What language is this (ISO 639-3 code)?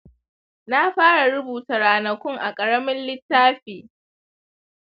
hau